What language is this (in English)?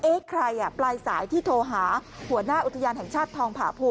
Thai